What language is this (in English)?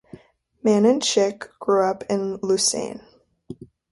English